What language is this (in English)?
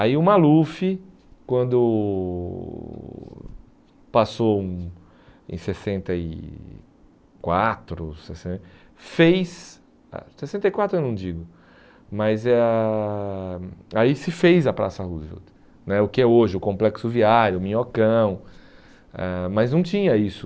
Portuguese